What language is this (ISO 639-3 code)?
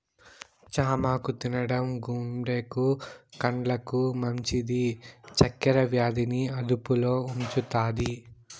tel